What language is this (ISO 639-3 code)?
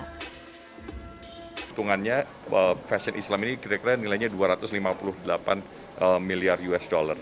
ind